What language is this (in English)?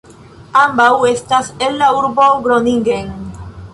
Esperanto